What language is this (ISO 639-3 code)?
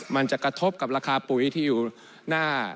tha